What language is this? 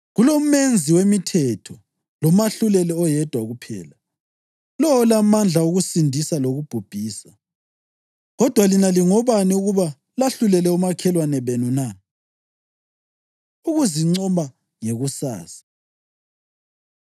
North Ndebele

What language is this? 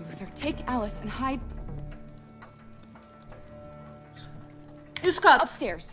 Turkish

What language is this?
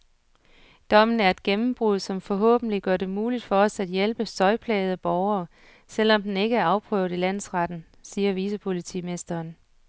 Danish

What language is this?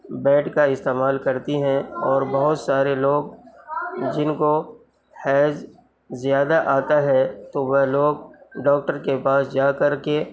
Urdu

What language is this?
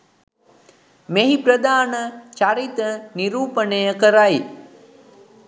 Sinhala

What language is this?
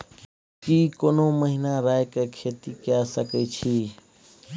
Maithili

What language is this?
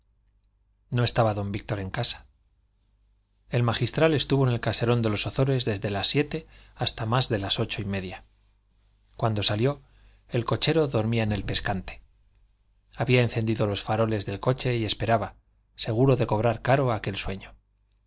Spanish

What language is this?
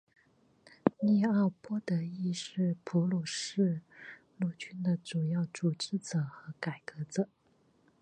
Chinese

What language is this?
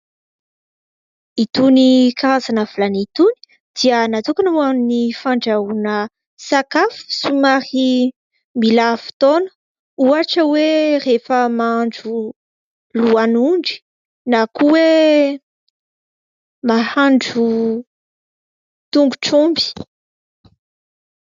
Malagasy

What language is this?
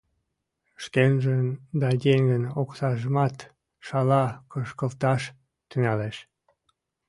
Mari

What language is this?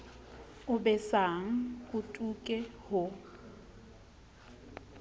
Southern Sotho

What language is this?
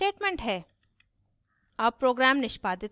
Hindi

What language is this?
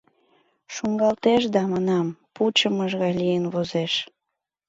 Mari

